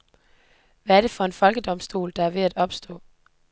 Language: Danish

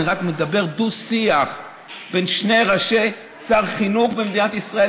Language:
Hebrew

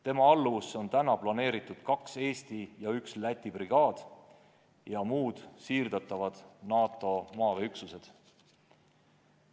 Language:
Estonian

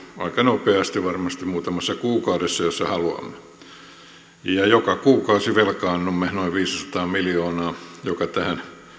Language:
Finnish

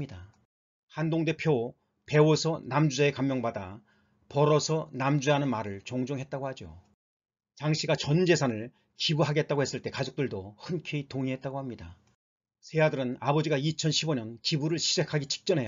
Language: Korean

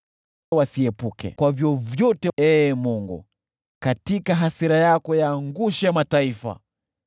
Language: Swahili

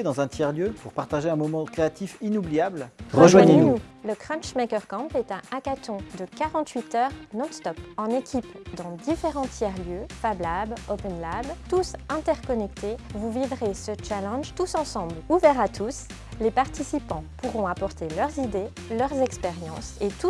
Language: French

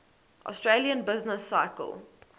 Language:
English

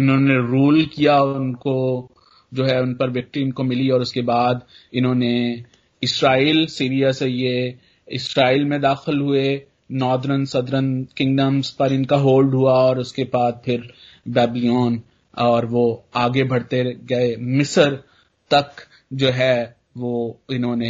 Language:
Hindi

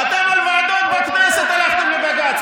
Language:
Hebrew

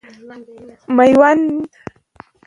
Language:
Pashto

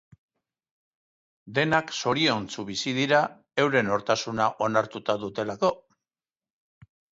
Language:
Basque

